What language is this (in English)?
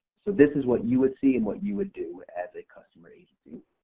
English